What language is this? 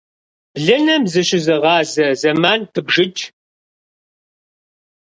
Kabardian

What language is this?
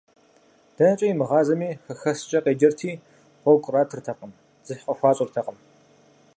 Kabardian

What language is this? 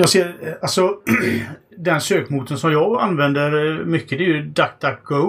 Swedish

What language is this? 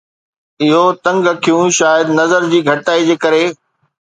Sindhi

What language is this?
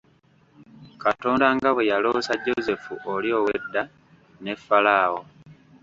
Ganda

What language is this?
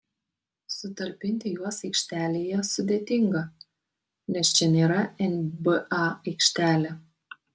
Lithuanian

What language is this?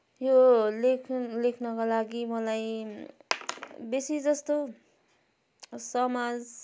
Nepali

